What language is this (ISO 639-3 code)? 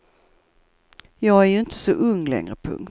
swe